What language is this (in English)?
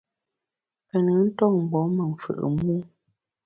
Bamun